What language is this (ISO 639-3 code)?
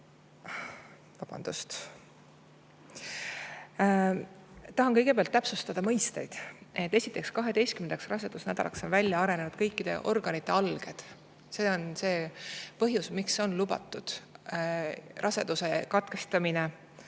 est